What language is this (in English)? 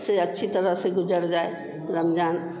Hindi